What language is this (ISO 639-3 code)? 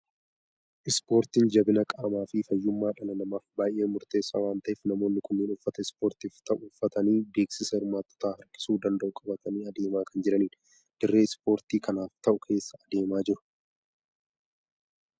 orm